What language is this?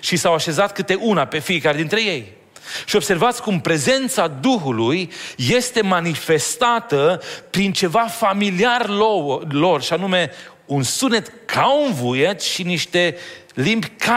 Romanian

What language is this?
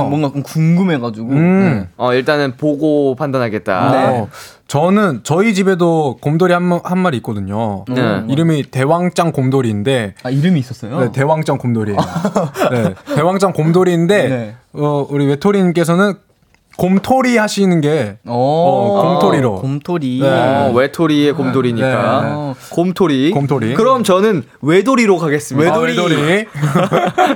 Korean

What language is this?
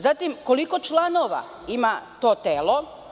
Serbian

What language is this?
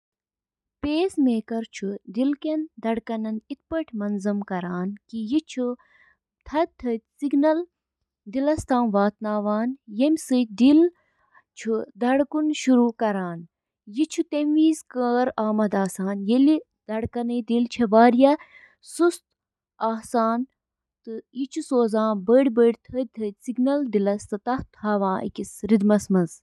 Kashmiri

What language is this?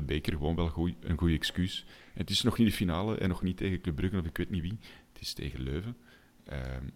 Dutch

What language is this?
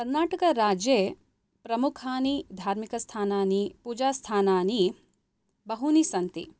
Sanskrit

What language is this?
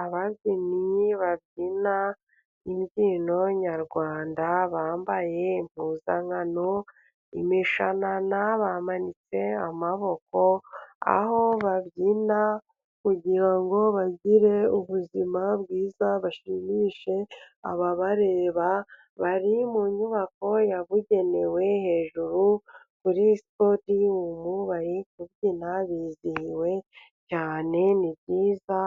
Kinyarwanda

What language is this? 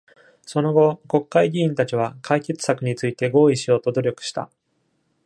Japanese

